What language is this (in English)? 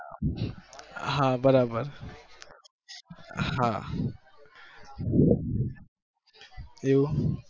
Gujarati